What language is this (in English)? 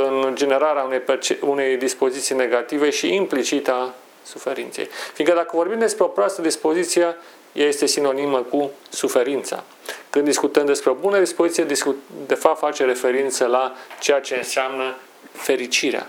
Romanian